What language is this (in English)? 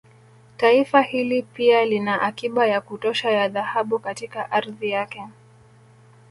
Swahili